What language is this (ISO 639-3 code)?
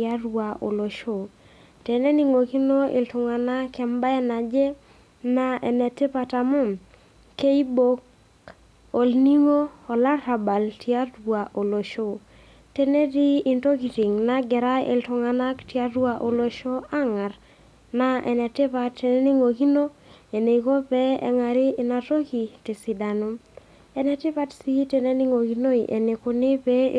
mas